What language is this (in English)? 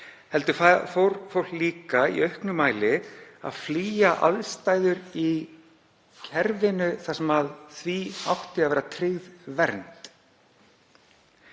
Icelandic